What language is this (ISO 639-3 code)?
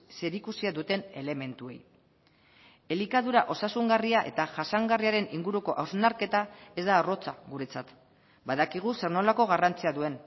eus